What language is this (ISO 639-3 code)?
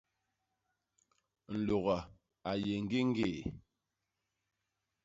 bas